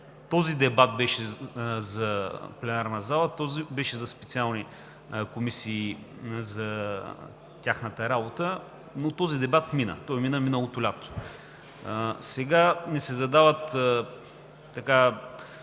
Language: Bulgarian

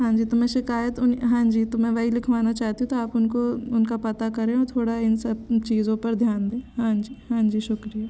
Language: Hindi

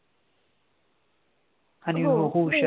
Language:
Marathi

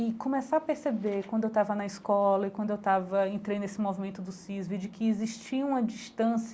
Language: Portuguese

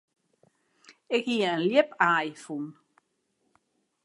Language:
Western Frisian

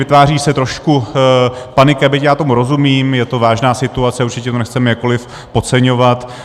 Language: Czech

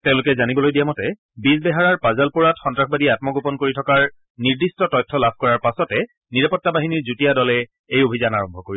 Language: Assamese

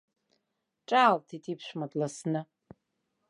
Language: Abkhazian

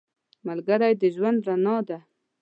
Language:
Pashto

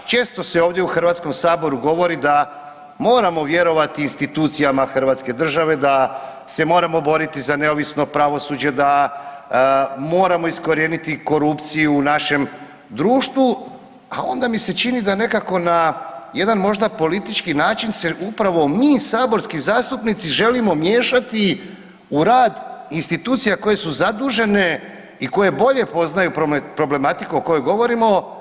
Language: Croatian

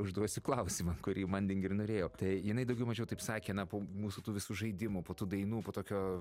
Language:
Lithuanian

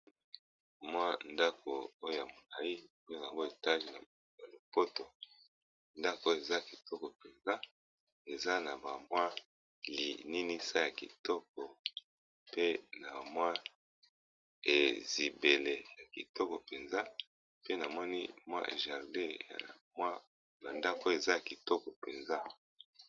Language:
Lingala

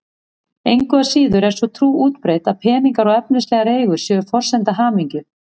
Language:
Icelandic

